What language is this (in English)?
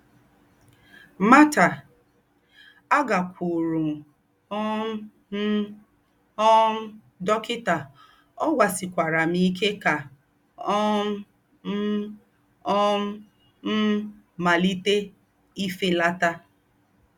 Igbo